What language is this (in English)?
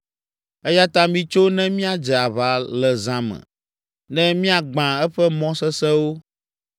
Ewe